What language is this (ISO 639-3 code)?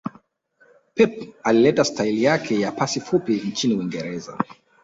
swa